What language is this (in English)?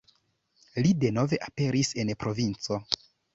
Esperanto